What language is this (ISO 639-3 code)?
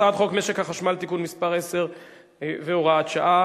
heb